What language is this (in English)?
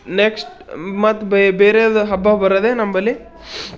Kannada